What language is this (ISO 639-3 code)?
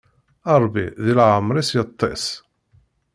kab